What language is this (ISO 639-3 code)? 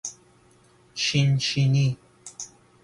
fas